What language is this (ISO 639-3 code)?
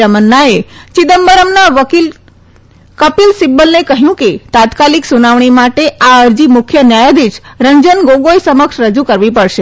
guj